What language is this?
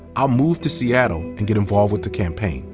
English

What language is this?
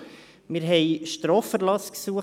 Swiss German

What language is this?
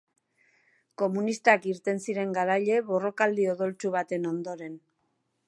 Basque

